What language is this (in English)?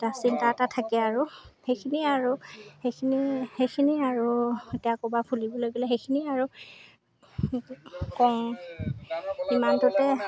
Assamese